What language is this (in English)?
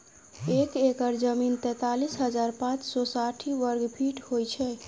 Maithili